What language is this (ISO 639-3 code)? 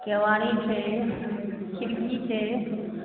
mai